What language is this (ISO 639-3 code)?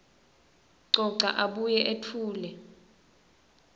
ssw